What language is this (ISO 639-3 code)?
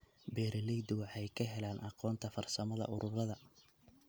som